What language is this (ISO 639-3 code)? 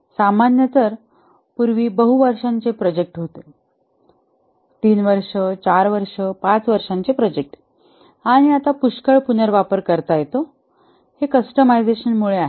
mar